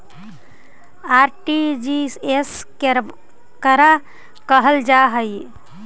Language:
Magahi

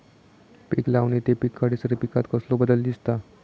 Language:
Marathi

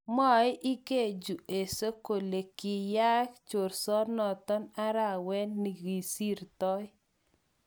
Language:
Kalenjin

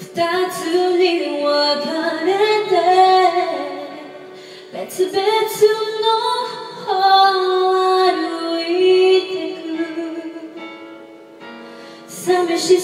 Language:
Greek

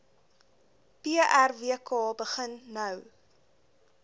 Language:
Afrikaans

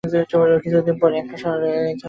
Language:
Bangla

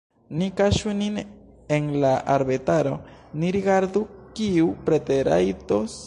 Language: Esperanto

